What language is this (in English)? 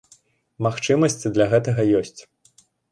Belarusian